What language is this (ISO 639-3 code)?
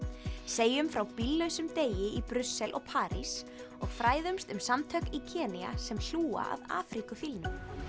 isl